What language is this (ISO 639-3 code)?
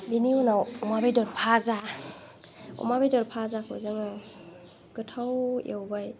brx